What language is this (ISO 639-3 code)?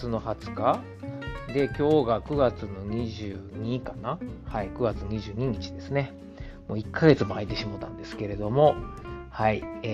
jpn